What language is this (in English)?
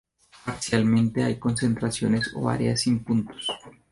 Spanish